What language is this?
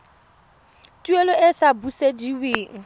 Tswana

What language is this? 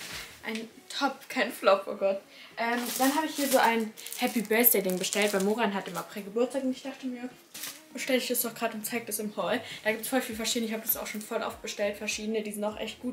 German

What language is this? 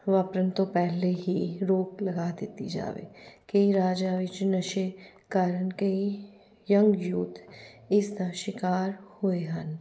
Punjabi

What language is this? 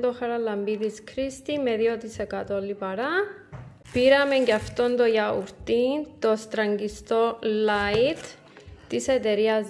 Greek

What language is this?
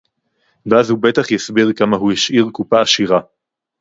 Hebrew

